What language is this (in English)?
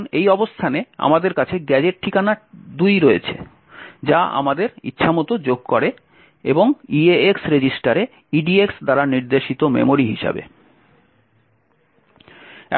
Bangla